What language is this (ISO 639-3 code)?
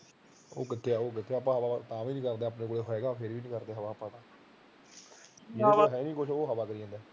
pan